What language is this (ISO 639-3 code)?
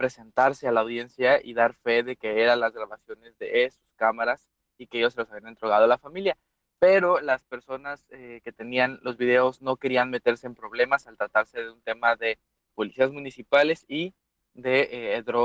spa